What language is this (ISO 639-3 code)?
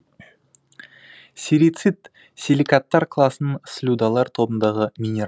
kaz